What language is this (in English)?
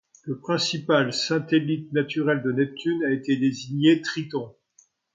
French